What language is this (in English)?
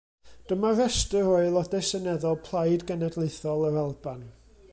Welsh